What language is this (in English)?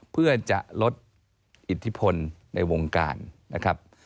Thai